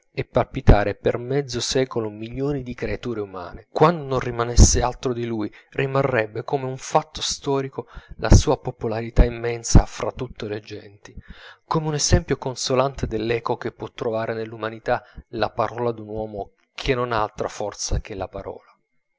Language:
Italian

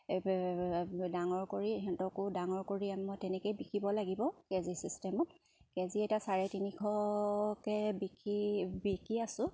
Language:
Assamese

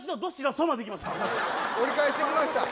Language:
Japanese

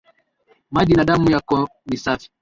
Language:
Swahili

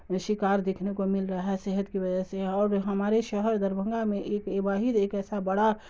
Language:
Urdu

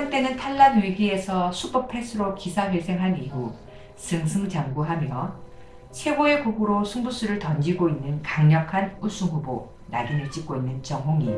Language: Korean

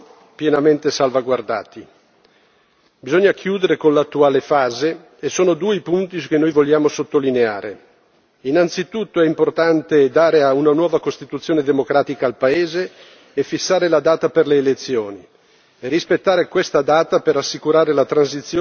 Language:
Italian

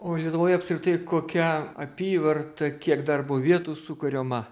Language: Lithuanian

